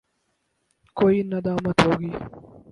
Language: Urdu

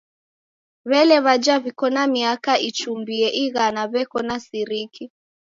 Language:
Taita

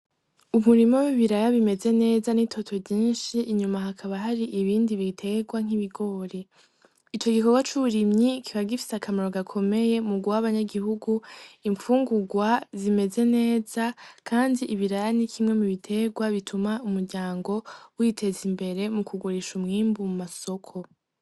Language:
Rundi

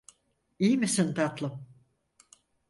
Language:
Turkish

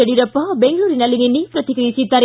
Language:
Kannada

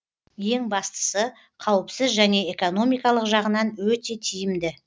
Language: Kazakh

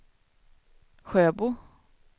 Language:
Swedish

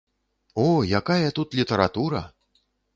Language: Belarusian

